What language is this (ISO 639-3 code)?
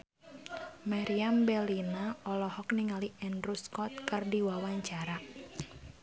sun